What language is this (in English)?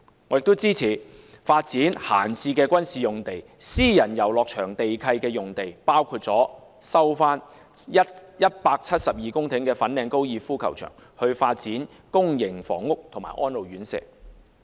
Cantonese